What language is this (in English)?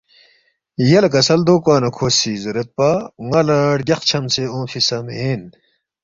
Balti